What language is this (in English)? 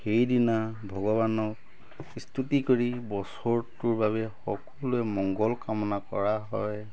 Assamese